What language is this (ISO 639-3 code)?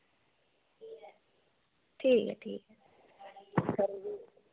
doi